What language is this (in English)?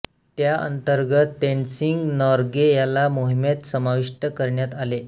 Marathi